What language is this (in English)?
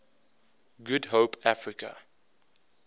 English